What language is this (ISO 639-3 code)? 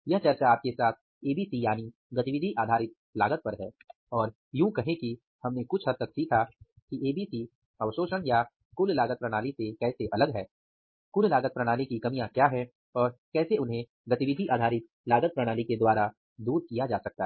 hin